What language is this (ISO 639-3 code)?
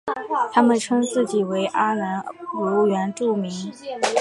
zho